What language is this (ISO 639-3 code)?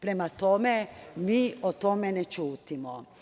srp